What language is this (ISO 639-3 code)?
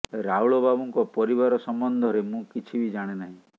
ori